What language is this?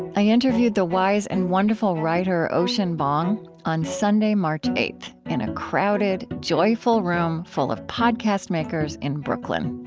English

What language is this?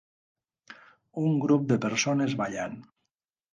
Catalan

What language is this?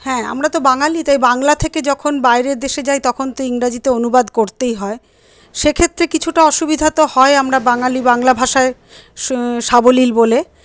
Bangla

